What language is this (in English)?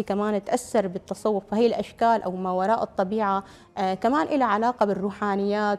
Arabic